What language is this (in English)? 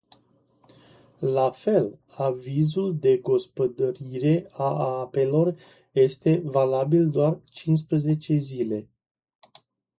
Romanian